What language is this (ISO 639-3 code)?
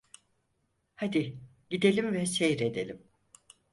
tur